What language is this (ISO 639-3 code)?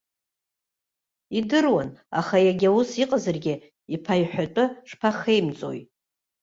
abk